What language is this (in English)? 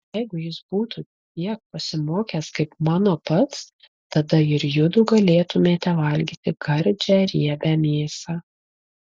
Lithuanian